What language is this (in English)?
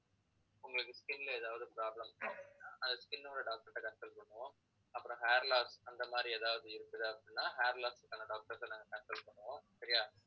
Tamil